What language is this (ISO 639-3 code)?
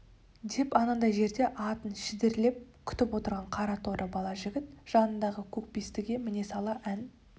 kaz